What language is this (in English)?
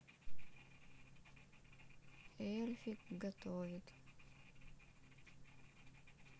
Russian